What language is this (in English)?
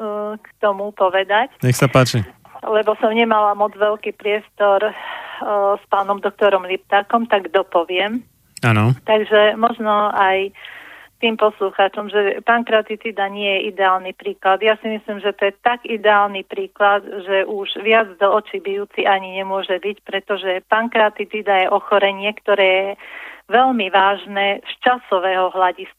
Slovak